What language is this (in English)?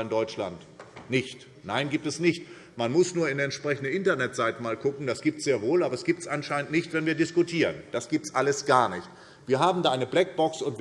German